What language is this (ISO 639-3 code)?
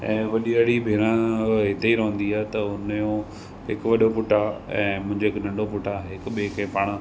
snd